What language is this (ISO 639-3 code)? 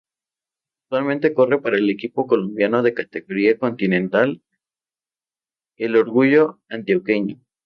spa